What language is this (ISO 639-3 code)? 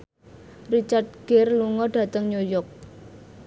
jav